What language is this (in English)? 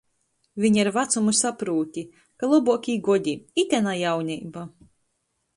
Latgalian